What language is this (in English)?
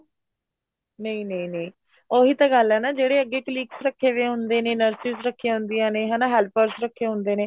Punjabi